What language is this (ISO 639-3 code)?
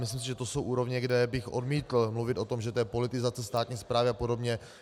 ces